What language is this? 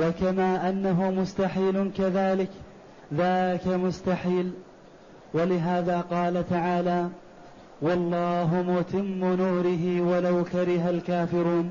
Arabic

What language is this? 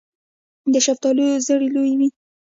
Pashto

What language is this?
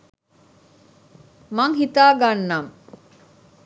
Sinhala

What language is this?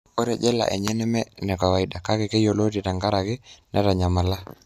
Masai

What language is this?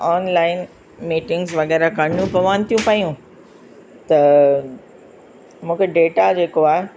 Sindhi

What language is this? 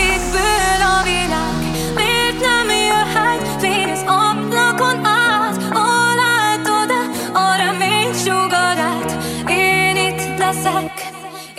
Hungarian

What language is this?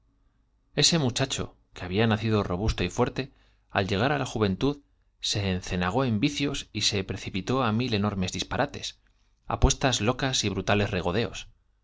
Spanish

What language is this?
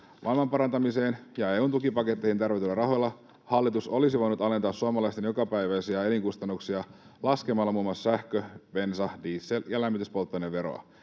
Finnish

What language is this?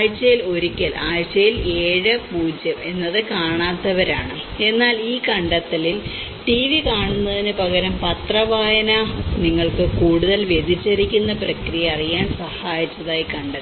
Malayalam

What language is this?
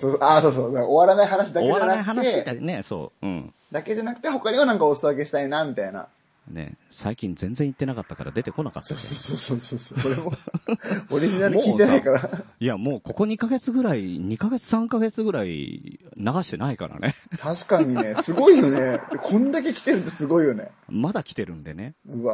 Japanese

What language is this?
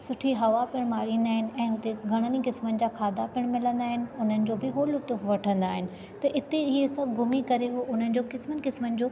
Sindhi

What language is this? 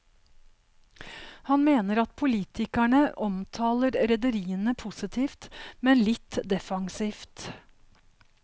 Norwegian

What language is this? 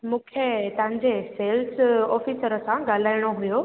Sindhi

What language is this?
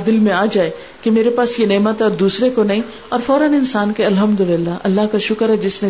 Urdu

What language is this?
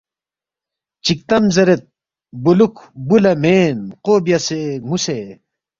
Balti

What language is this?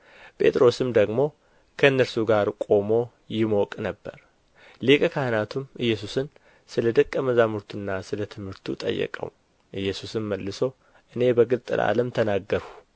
Amharic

